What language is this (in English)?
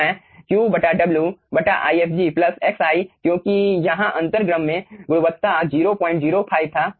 Hindi